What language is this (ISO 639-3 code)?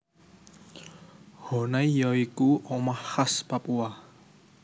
jav